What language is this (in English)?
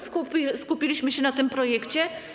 Polish